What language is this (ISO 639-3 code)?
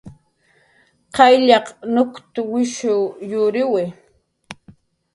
jqr